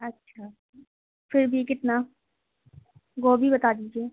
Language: Urdu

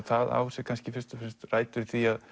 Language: Icelandic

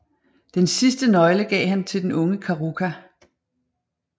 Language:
Danish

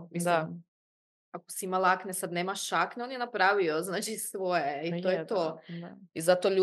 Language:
Croatian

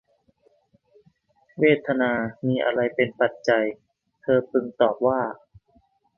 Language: Thai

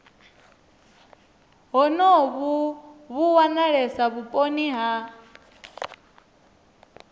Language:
Venda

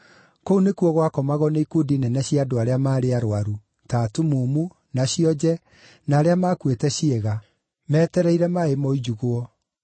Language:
Kikuyu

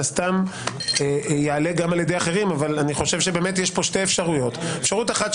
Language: Hebrew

